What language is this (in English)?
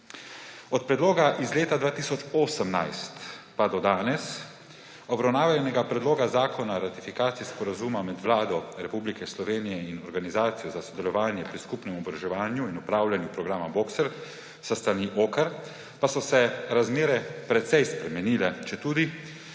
Slovenian